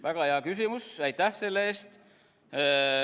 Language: Estonian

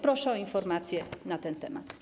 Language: Polish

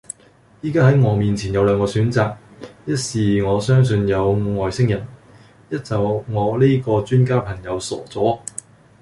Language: Cantonese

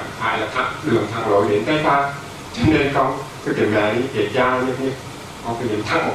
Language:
Vietnamese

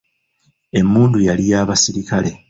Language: Ganda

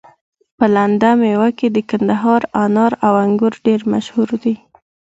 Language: Pashto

